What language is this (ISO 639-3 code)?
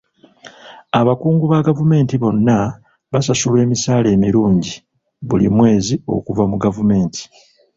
lug